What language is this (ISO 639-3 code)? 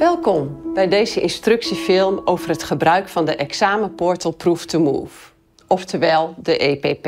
nld